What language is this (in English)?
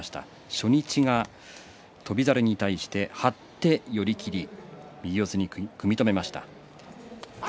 Japanese